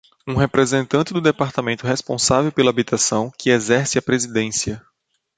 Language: Portuguese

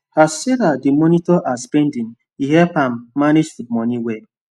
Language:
Nigerian Pidgin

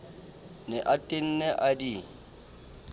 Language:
Southern Sotho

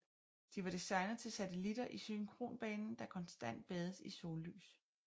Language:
Danish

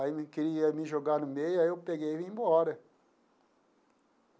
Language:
Portuguese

